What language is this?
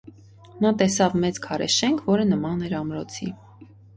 Armenian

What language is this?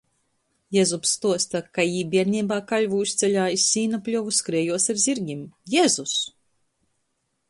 Latgalian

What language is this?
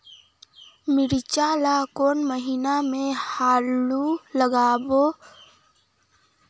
Chhattisgarhi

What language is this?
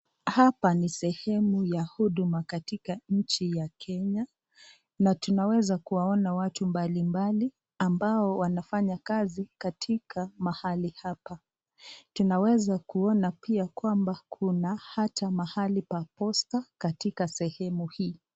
Swahili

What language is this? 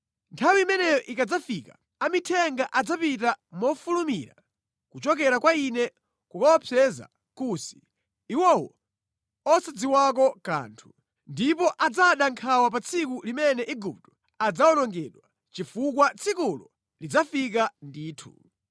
Nyanja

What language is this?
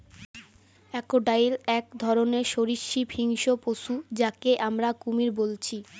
Bangla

